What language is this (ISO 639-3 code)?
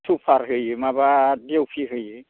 brx